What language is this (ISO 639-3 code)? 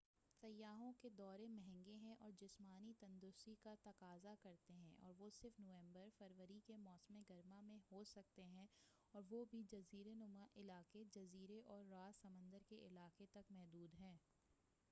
urd